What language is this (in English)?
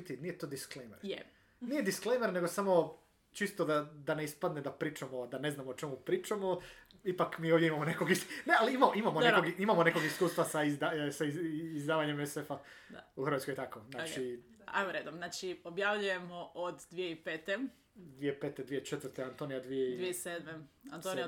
Croatian